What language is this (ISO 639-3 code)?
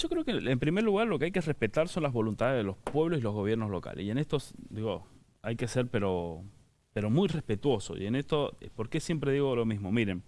spa